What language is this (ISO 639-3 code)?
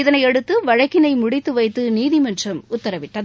tam